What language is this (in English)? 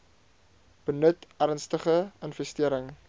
Afrikaans